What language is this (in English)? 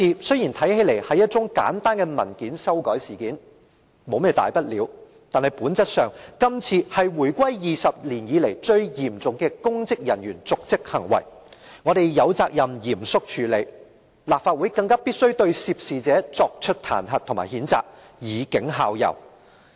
Cantonese